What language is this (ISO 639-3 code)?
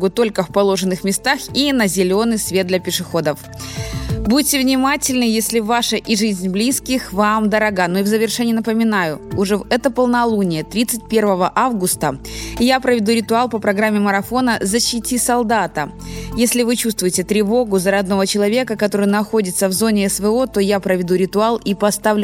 rus